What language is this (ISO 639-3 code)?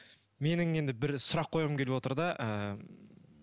kaz